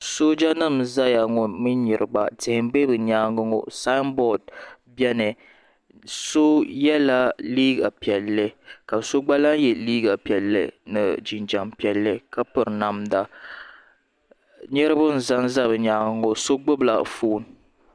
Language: Dagbani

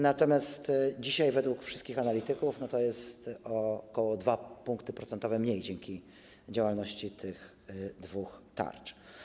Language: Polish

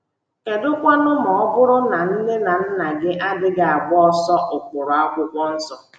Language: Igbo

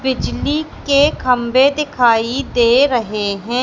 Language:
Hindi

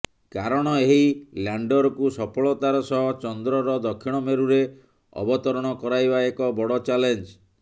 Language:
Odia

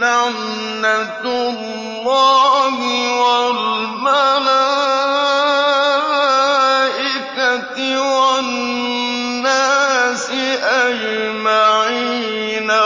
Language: Arabic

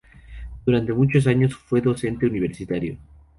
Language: Spanish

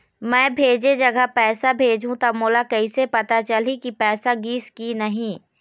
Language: Chhattisgarhi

